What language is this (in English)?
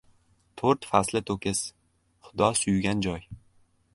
Uzbek